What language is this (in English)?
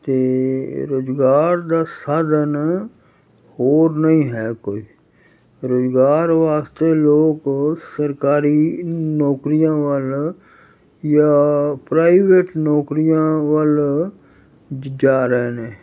Punjabi